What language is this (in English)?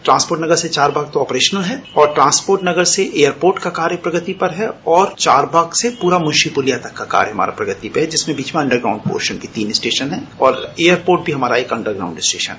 Hindi